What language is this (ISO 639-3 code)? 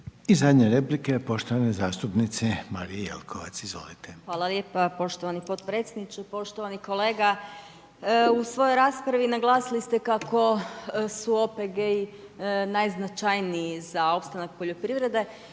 hrv